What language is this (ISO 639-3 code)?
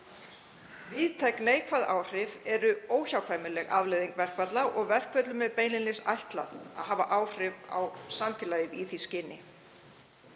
isl